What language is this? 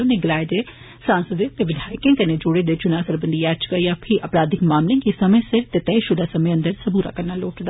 Dogri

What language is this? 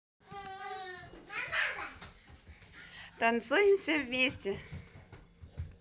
Russian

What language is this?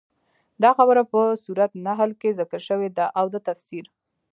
Pashto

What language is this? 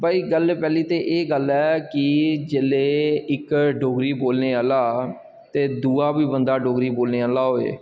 Dogri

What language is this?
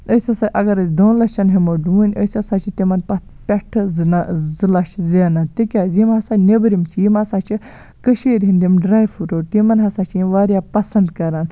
Kashmiri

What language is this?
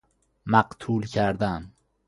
Persian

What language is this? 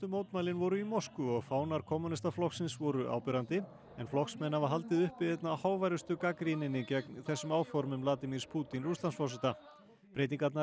Icelandic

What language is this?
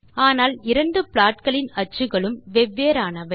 Tamil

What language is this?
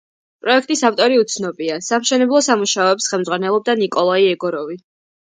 Georgian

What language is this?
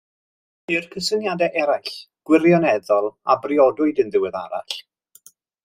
Welsh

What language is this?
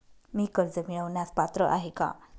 Marathi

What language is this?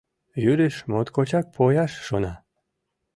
Mari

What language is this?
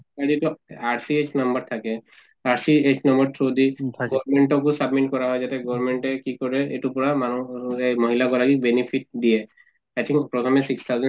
Assamese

